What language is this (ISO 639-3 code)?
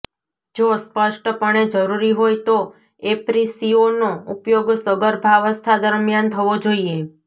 guj